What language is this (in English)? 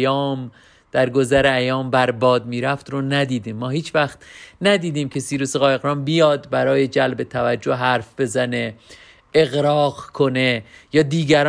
Persian